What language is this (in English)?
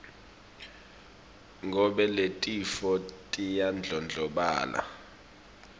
Swati